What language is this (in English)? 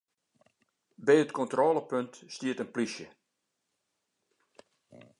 Western Frisian